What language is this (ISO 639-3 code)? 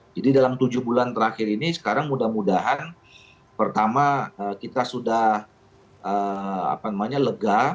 ind